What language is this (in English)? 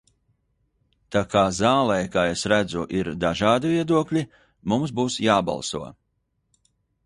Latvian